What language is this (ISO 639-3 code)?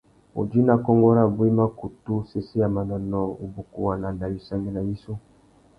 bag